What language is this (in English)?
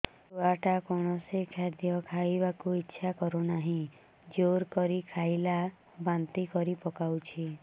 Odia